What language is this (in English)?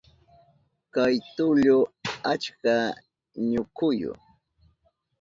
Southern Pastaza Quechua